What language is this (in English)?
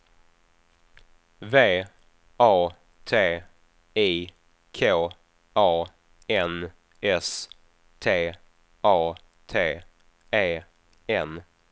Swedish